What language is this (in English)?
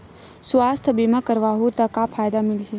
Chhattisgarhi